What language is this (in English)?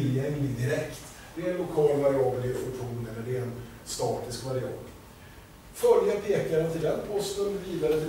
Swedish